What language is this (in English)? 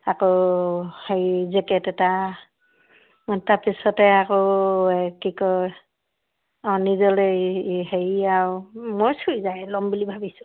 Assamese